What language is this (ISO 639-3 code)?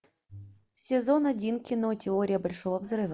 rus